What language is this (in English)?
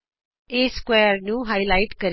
Punjabi